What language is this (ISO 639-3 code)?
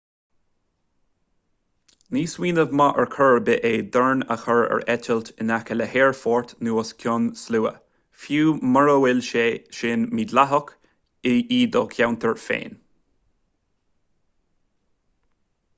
gle